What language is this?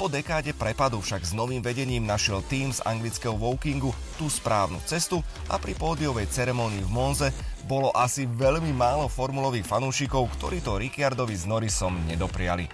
Slovak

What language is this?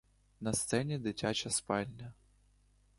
Ukrainian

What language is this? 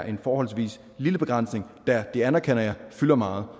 Danish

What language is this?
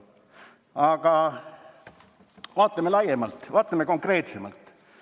Estonian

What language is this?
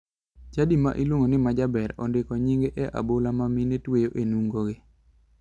Luo (Kenya and Tanzania)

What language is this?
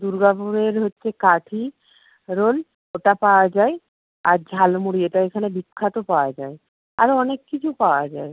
Bangla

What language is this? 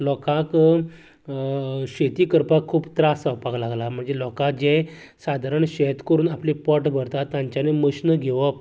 Konkani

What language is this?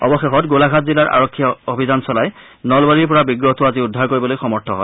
Assamese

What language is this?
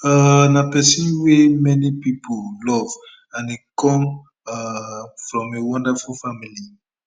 Nigerian Pidgin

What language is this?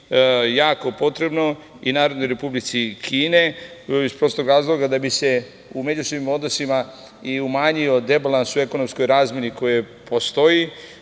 Serbian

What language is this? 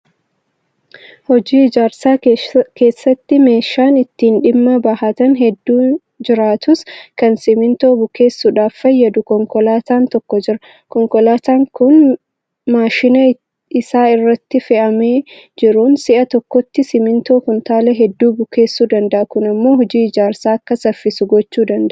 Oromo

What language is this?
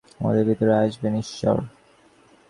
Bangla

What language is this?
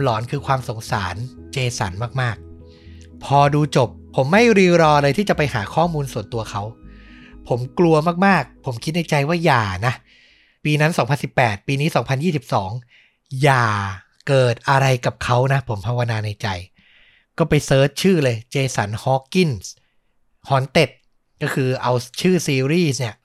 Thai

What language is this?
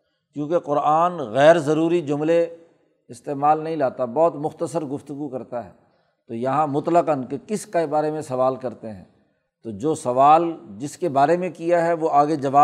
Urdu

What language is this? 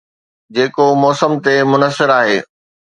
Sindhi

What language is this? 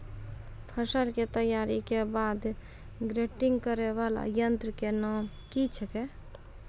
Maithili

